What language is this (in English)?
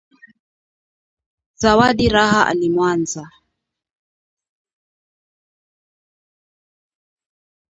Swahili